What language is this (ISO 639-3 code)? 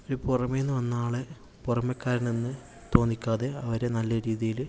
mal